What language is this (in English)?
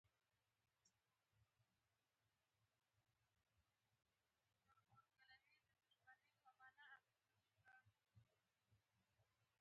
Pashto